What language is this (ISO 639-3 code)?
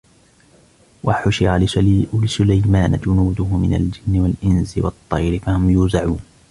ara